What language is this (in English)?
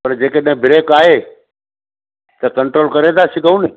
Sindhi